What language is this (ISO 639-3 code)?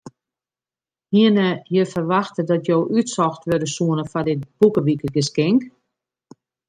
fry